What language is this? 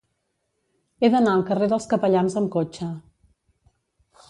Catalan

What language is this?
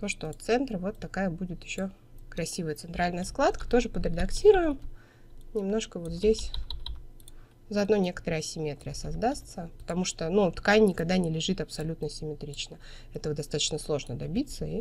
Russian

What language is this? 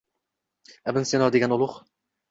Uzbek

